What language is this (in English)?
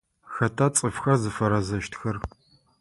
Adyghe